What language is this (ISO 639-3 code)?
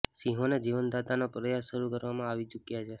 guj